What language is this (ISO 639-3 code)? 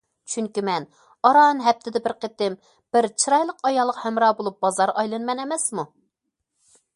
uig